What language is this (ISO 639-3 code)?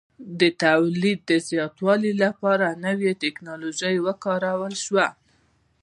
pus